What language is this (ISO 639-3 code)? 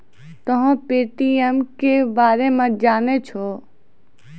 mai